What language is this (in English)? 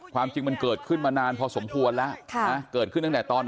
Thai